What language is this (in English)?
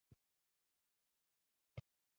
Western Frisian